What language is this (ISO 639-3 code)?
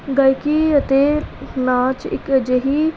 pan